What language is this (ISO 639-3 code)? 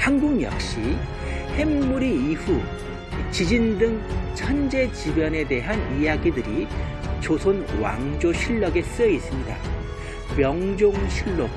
kor